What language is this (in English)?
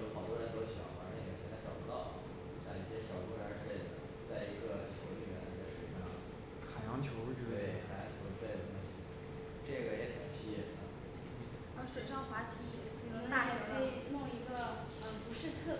Chinese